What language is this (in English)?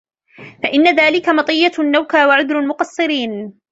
Arabic